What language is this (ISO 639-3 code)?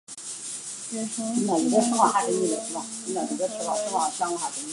zho